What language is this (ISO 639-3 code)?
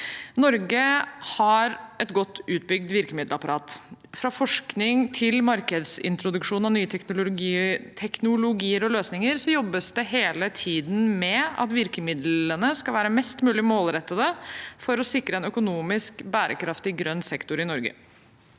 nor